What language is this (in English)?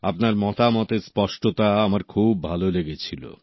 Bangla